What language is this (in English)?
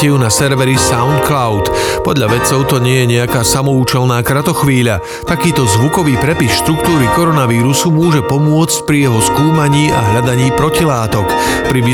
Slovak